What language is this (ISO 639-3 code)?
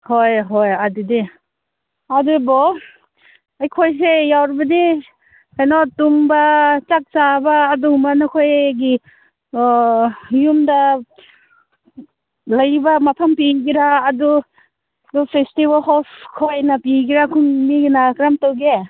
mni